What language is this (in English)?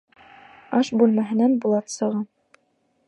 Bashkir